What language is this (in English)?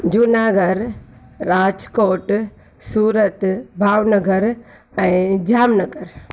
Sindhi